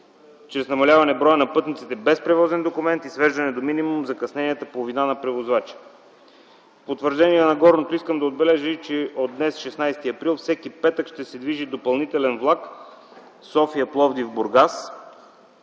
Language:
Bulgarian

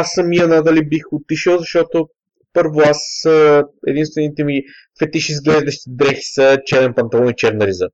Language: Bulgarian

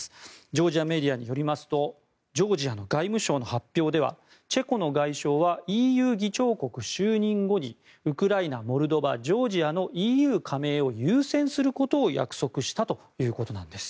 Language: Japanese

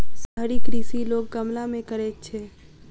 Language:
Maithili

